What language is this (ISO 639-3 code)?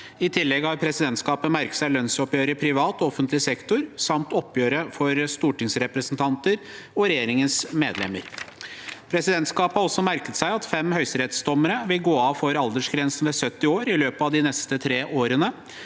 nor